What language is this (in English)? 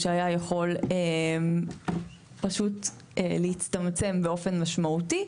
Hebrew